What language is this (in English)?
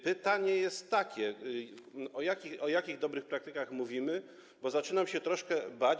Polish